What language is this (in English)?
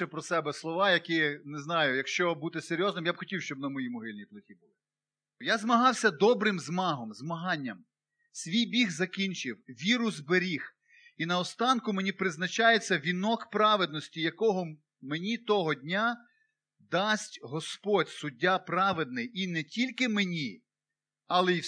Ukrainian